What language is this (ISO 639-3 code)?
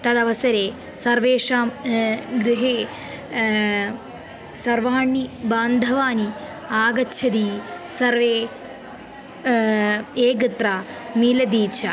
san